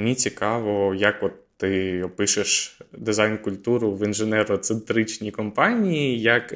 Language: Ukrainian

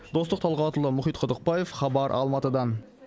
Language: Kazakh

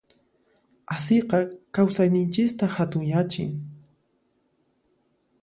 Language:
Puno Quechua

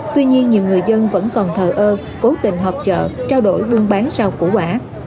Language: Vietnamese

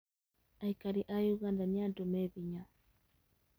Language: Kikuyu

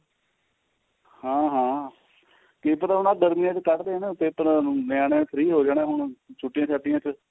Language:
Punjabi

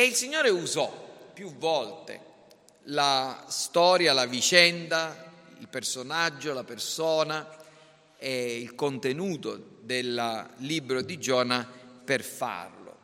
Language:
Italian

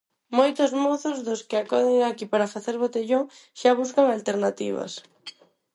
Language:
Galician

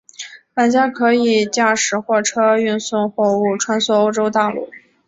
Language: Chinese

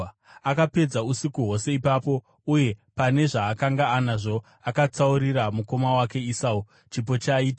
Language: Shona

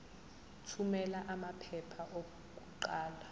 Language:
Zulu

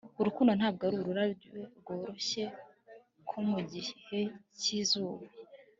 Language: Kinyarwanda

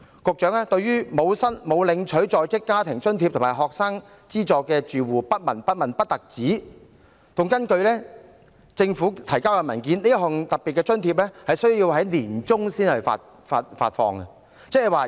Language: Cantonese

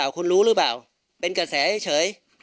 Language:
Thai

